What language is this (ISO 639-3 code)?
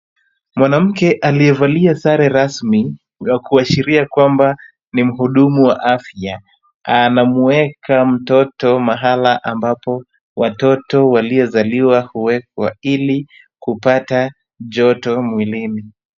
swa